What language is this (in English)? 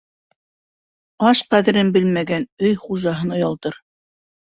Bashkir